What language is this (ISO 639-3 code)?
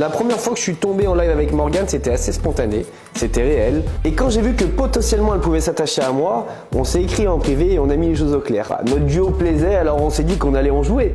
fra